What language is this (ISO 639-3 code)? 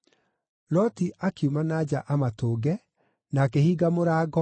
kik